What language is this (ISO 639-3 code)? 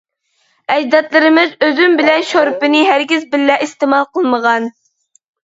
uig